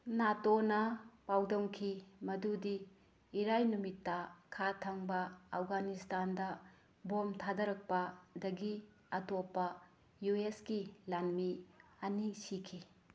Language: Manipuri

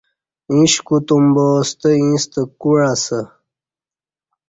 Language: Kati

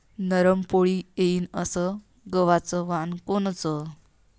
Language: Marathi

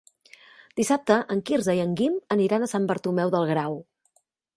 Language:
Catalan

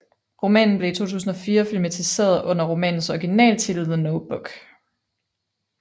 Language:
Danish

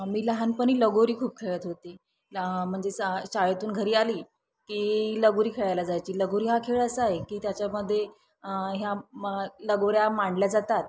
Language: Marathi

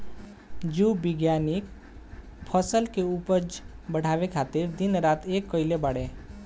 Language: Bhojpuri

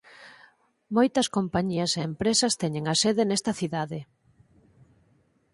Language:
Galician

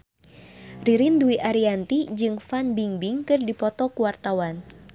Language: Sundanese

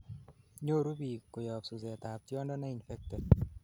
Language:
Kalenjin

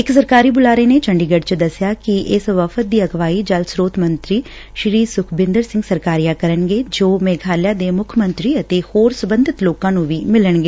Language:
Punjabi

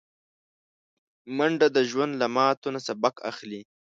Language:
Pashto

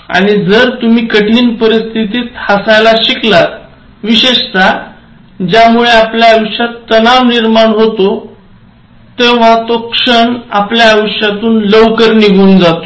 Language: Marathi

